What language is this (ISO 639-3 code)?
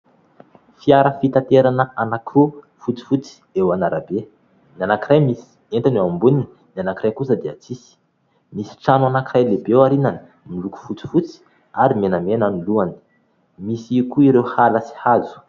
mlg